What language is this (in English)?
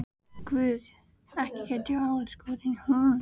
Icelandic